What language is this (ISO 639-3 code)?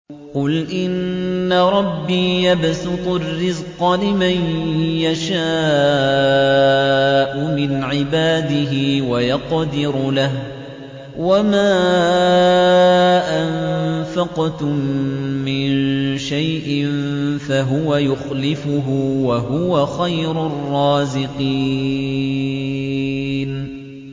ara